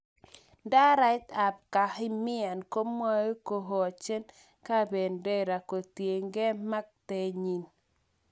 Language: Kalenjin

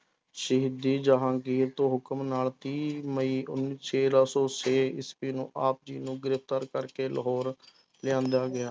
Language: Punjabi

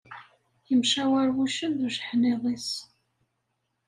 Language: Kabyle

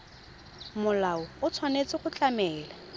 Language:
Tswana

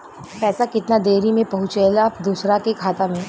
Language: Bhojpuri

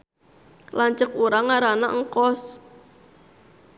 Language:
Sundanese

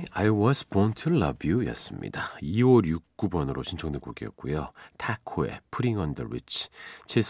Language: Korean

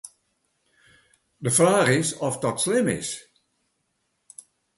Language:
Western Frisian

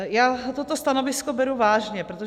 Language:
Czech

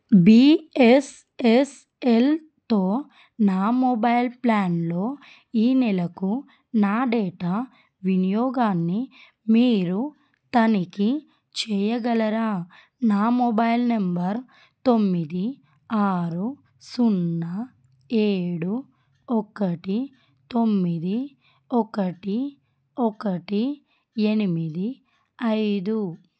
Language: Telugu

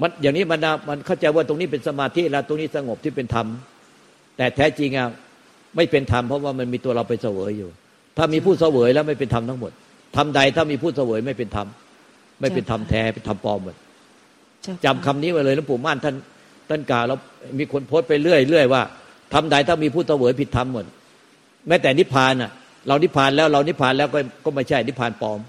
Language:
Thai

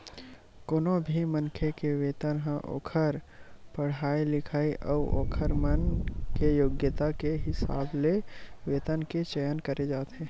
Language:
Chhattisgarhi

